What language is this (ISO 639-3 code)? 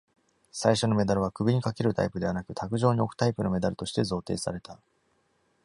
jpn